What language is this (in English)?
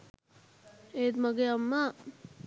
Sinhala